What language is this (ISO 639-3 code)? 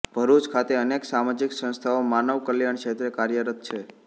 guj